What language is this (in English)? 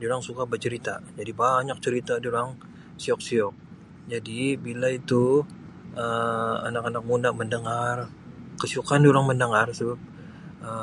Sabah Malay